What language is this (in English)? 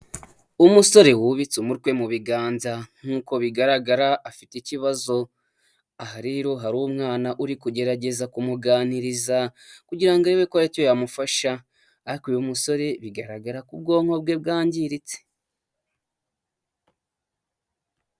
Kinyarwanda